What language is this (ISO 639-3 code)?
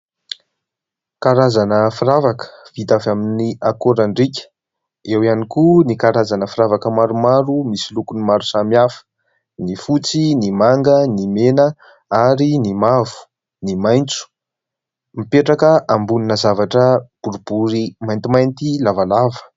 mlg